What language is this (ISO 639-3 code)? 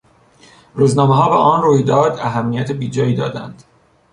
fas